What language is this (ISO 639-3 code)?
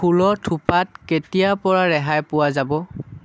asm